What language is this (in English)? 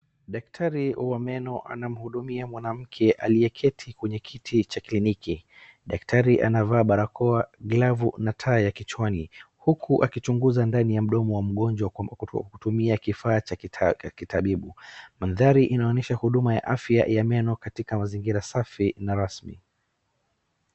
Swahili